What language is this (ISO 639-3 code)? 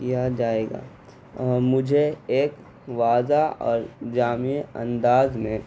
urd